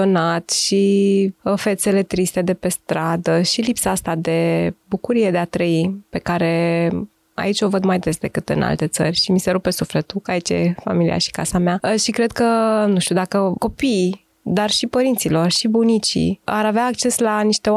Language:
Romanian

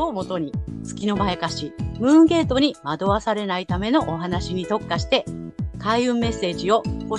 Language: Japanese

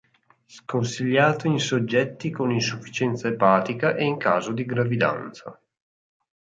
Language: Italian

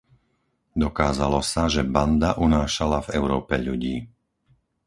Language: Slovak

